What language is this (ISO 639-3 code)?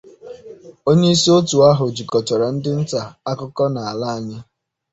ibo